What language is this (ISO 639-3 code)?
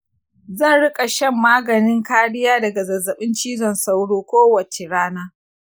hau